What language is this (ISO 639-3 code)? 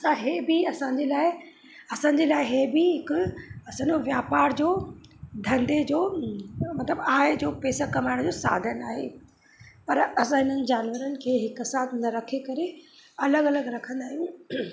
snd